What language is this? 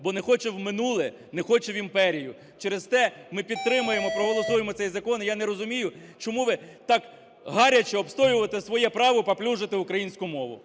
Ukrainian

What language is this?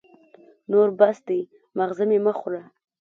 Pashto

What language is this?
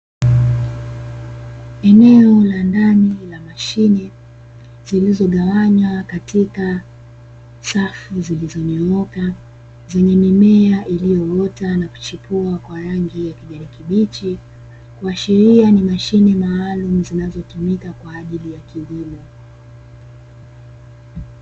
Swahili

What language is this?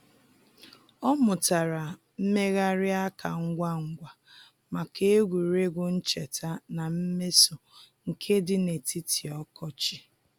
Igbo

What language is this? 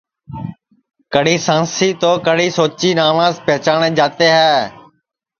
Sansi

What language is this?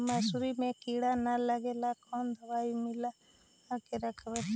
Magahi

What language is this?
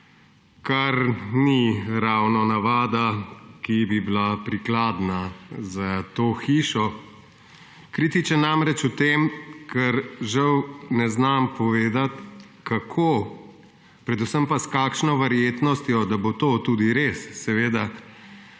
Slovenian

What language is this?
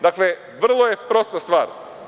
Serbian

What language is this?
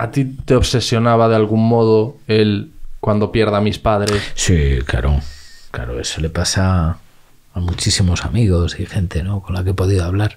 Spanish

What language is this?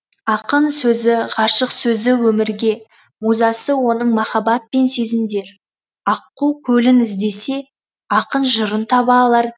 Kazakh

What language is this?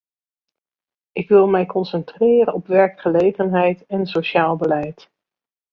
Dutch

